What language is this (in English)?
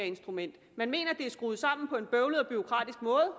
Danish